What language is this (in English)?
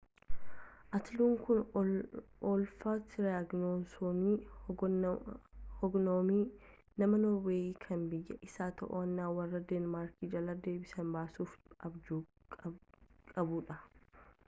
Oromo